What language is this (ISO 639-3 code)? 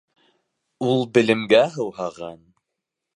bak